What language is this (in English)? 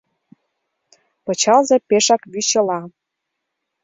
Mari